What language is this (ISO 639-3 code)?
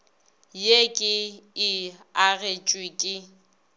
nso